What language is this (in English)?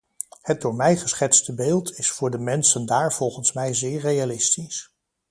Dutch